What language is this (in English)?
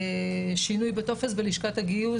Hebrew